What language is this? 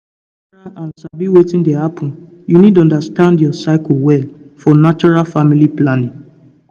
Nigerian Pidgin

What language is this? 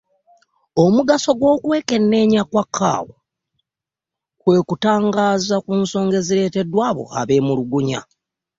Ganda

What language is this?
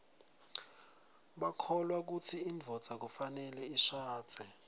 Swati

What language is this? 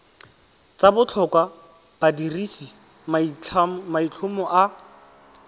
Tswana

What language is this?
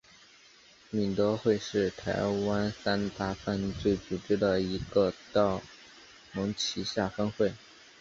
Chinese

